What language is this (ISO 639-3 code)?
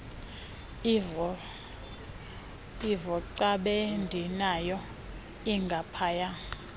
xho